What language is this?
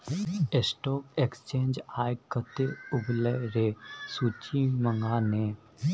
Maithili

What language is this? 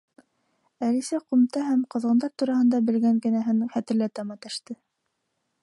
Bashkir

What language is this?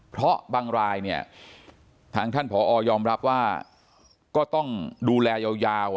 Thai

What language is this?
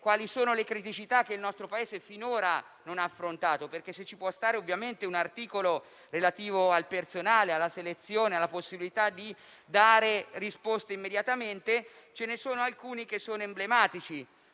Italian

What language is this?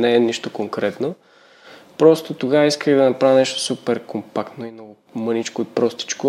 Bulgarian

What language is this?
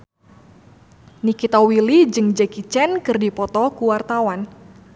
Sundanese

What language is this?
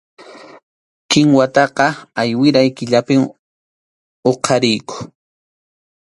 Arequipa-La Unión Quechua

